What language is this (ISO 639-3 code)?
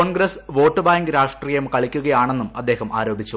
mal